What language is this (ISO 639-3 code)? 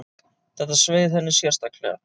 isl